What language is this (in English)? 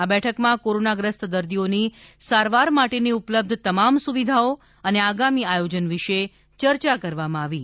Gujarati